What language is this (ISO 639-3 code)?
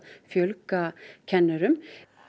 isl